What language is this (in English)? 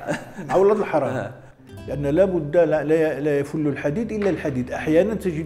Arabic